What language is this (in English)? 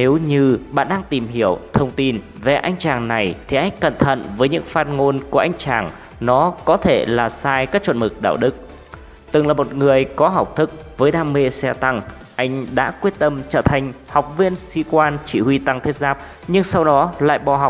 Vietnamese